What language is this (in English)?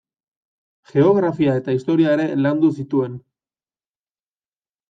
Basque